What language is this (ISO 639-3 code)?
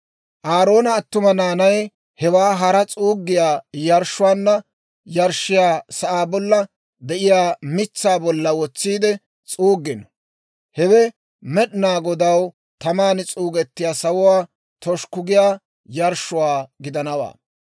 dwr